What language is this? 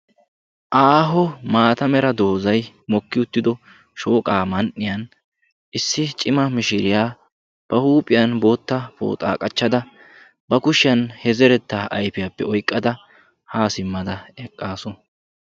Wolaytta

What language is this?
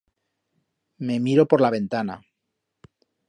Aragonese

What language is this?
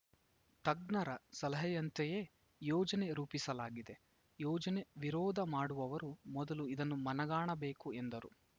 Kannada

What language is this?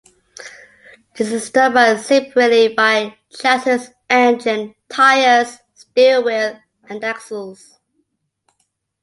English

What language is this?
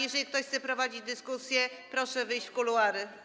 Polish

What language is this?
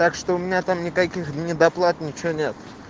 Russian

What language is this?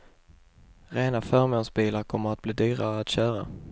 Swedish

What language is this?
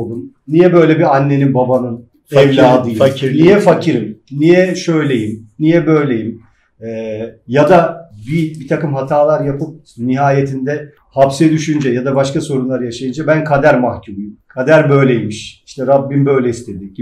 Turkish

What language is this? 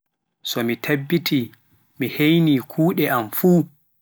Pular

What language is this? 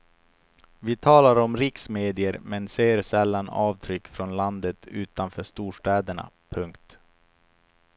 Swedish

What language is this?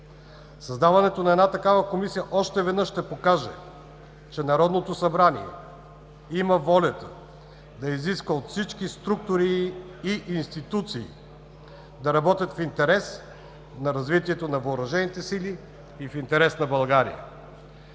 Bulgarian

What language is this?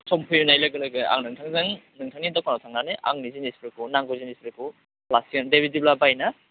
Bodo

